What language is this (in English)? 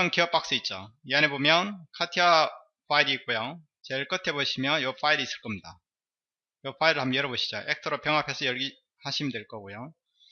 Korean